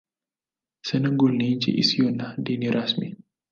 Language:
Swahili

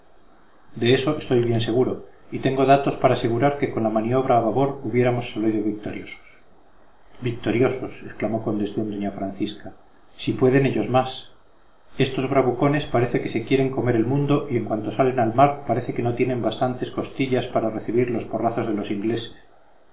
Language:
Spanish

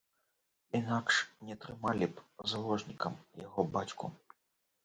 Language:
Belarusian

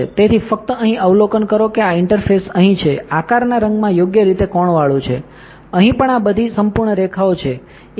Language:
Gujarati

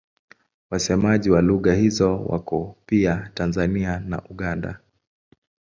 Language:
Swahili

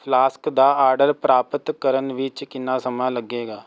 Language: Punjabi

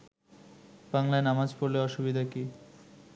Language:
Bangla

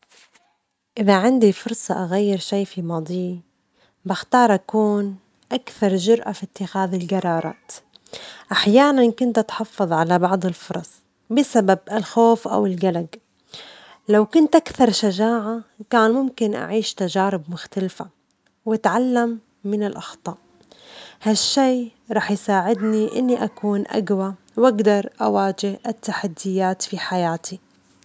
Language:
Omani Arabic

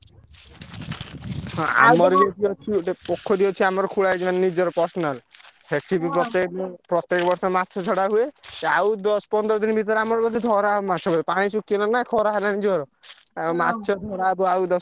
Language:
Odia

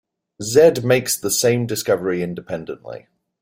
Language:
English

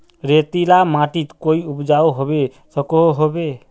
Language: Magahi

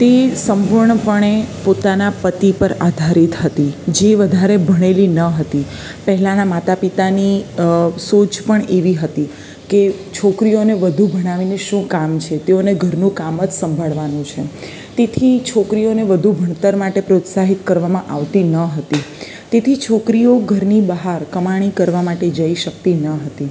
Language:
Gujarati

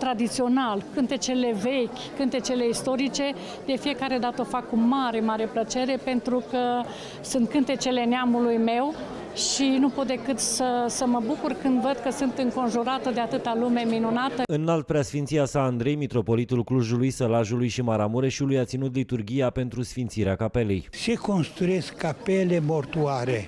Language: Romanian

